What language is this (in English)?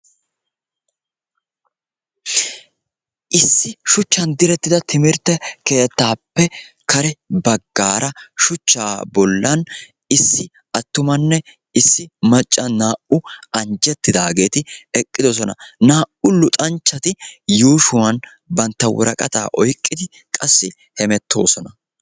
Wolaytta